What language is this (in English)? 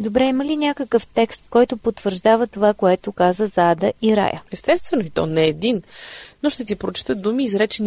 Bulgarian